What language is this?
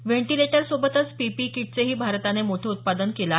Marathi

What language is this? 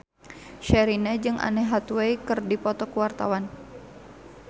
Sundanese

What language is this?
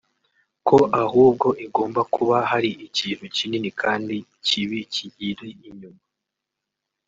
Kinyarwanda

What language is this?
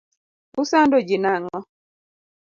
Luo (Kenya and Tanzania)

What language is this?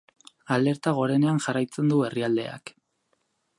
Basque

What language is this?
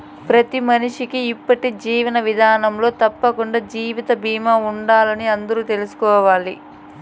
Telugu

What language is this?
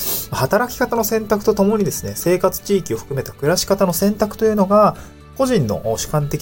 Japanese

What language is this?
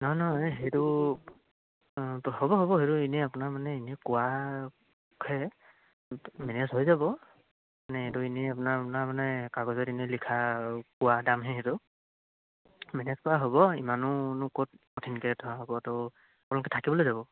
Assamese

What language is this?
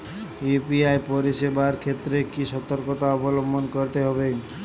Bangla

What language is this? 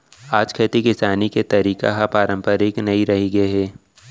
Chhattisgarhi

